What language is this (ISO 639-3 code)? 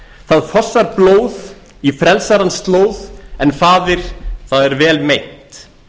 isl